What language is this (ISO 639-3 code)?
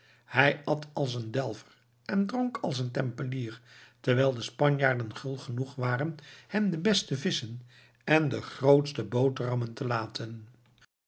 nld